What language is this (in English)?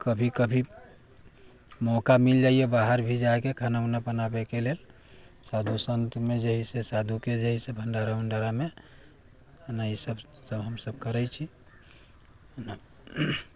Maithili